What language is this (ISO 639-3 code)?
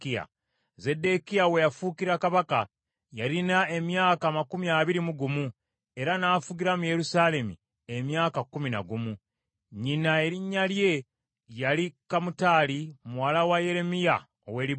lug